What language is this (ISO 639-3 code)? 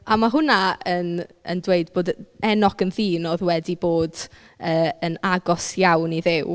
cym